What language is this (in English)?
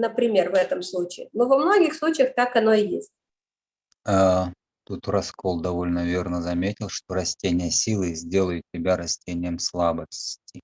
Russian